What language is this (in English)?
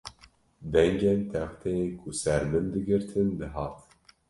Kurdish